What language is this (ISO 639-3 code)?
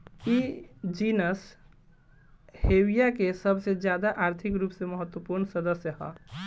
bho